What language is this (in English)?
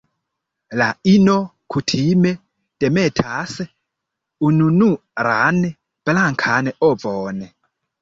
Esperanto